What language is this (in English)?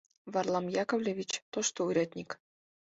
Mari